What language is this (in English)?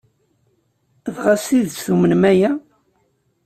Kabyle